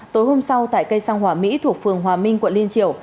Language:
Vietnamese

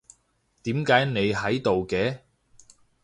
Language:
Cantonese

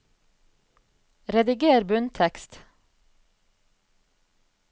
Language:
Norwegian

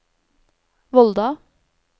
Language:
Norwegian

